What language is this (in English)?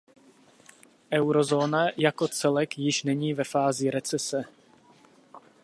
Czech